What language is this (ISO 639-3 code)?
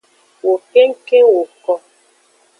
ajg